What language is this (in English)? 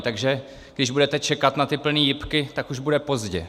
Czech